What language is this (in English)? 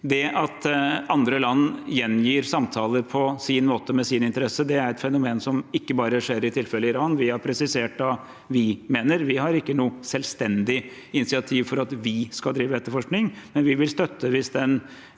Norwegian